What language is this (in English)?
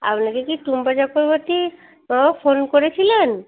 Bangla